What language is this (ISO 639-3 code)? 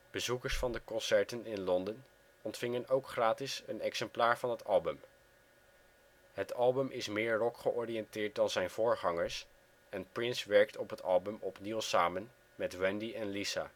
nld